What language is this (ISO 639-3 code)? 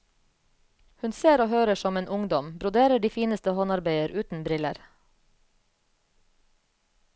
nor